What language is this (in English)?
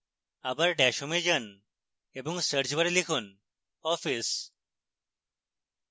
Bangla